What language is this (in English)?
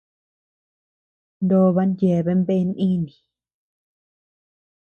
Tepeuxila Cuicatec